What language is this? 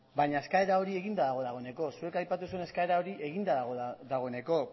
Basque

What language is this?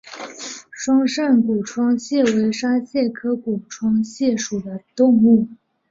Chinese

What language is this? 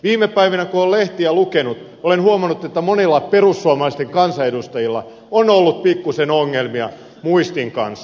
Finnish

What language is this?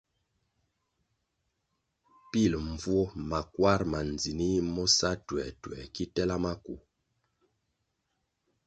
Kwasio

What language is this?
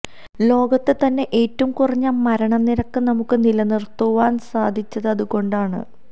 Malayalam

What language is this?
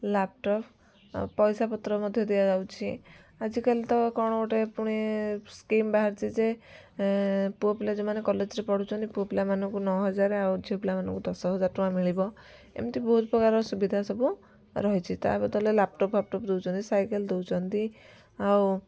Odia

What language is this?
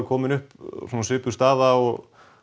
Icelandic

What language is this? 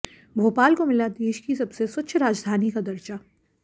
Hindi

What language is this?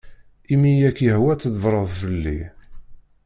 Kabyle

